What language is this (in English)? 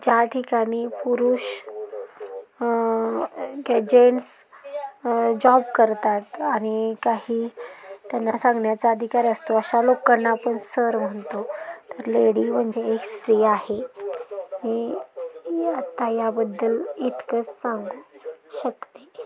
Marathi